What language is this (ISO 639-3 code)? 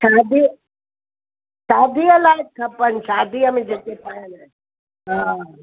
snd